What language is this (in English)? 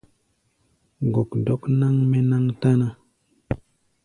Gbaya